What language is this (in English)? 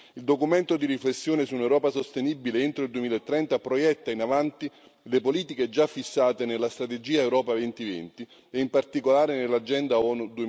Italian